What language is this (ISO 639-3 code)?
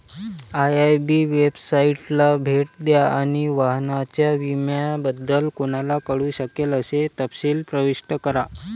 mar